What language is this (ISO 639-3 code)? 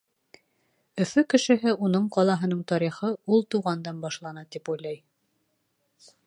bak